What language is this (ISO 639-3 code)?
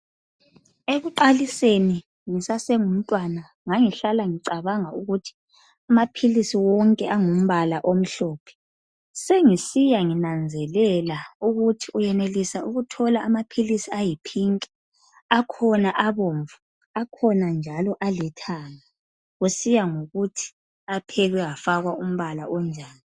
nde